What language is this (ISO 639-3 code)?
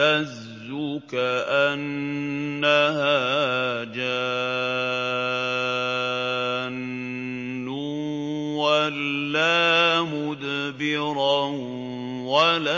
ara